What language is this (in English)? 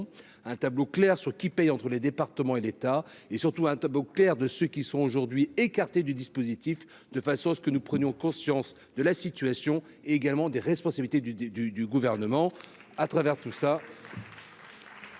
French